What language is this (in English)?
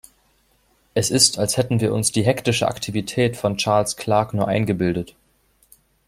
German